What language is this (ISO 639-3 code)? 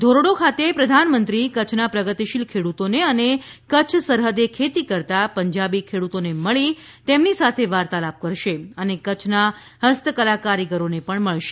guj